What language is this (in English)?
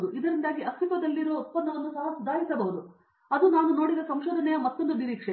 Kannada